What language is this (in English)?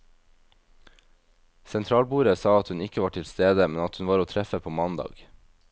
Norwegian